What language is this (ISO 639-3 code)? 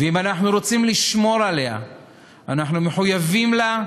heb